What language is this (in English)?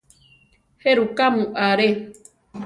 Central Tarahumara